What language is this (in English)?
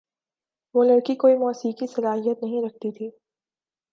Urdu